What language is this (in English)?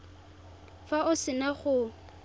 Tswana